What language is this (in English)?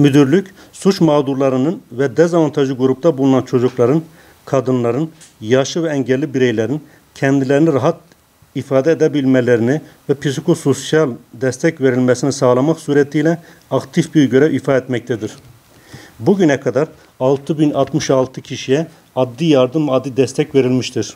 Turkish